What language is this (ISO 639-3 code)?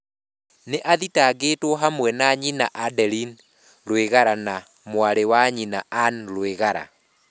kik